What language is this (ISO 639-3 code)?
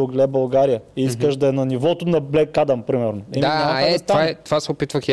bul